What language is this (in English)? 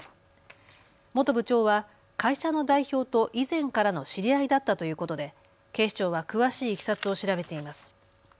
Japanese